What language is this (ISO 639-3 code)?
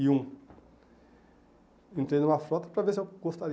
por